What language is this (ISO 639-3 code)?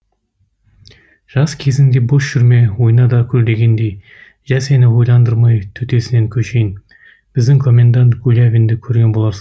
kaz